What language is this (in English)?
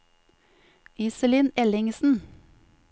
Norwegian